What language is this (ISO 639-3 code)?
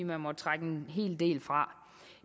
dan